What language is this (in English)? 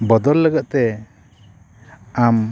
Santali